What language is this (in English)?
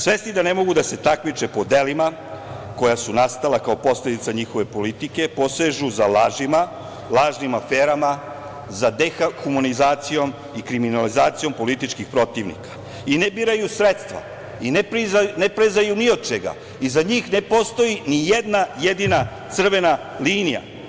Serbian